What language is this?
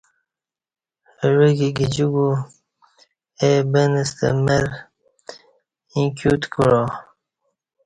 Kati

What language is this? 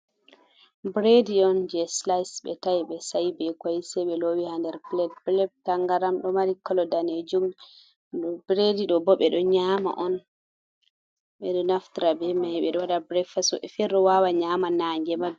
Fula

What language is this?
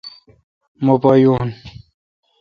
Kalkoti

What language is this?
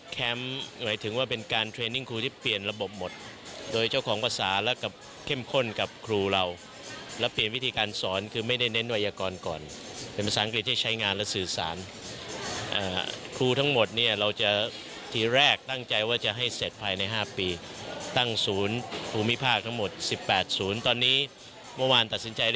Thai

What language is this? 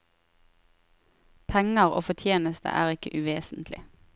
Norwegian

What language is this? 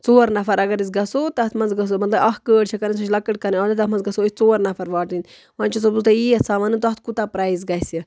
Kashmiri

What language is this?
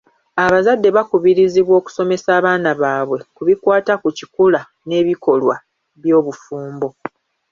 Ganda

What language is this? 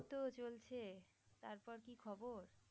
Bangla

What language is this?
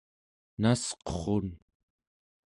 Central Yupik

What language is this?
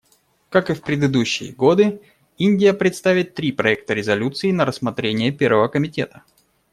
Russian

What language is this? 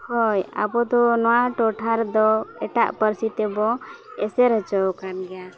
Santali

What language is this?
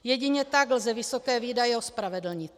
Czech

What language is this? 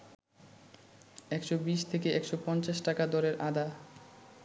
Bangla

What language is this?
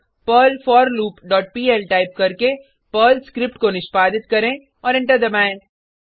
Hindi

